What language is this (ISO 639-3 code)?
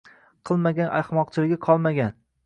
uzb